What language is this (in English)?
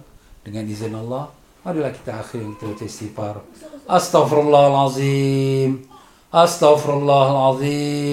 Malay